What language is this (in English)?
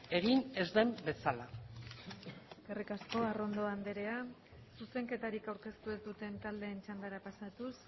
Basque